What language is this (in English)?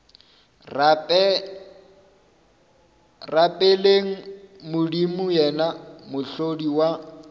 Northern Sotho